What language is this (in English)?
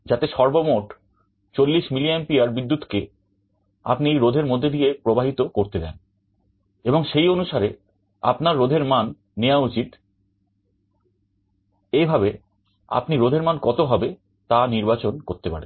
Bangla